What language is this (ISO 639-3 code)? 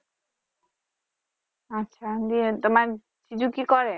ben